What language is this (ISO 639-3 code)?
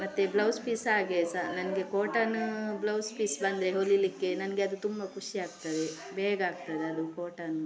kan